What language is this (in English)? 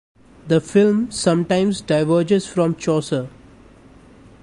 English